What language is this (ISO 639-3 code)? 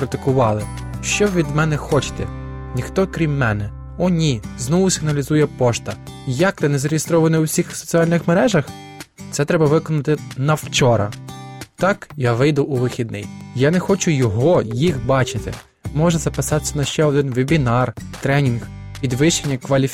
ukr